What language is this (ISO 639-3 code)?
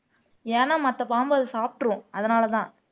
tam